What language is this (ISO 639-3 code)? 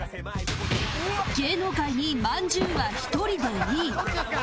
jpn